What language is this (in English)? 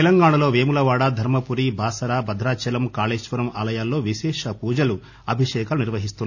Telugu